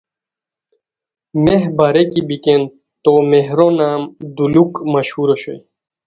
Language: Khowar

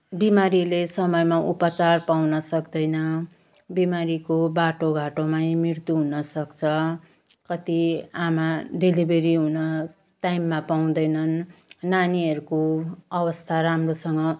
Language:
Nepali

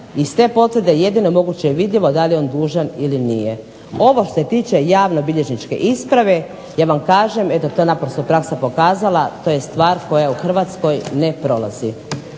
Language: Croatian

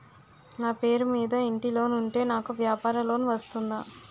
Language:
Telugu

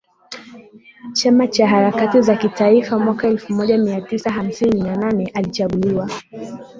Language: Swahili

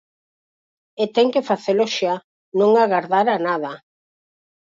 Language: Galician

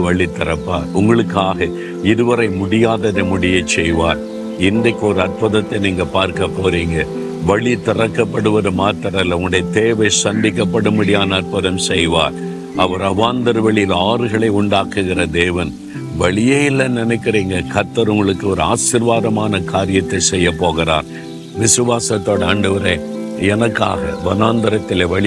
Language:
Tamil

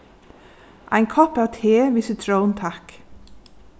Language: Faroese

